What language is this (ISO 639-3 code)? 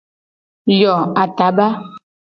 gej